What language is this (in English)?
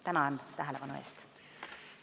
Estonian